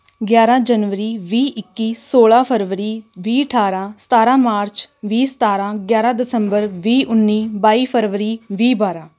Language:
Punjabi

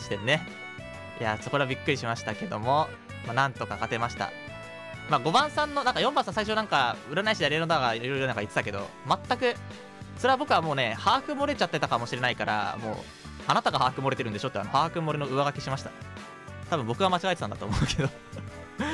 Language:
Japanese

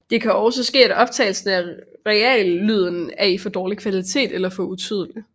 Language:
Danish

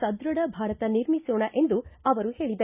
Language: Kannada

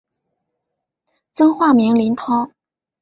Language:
Chinese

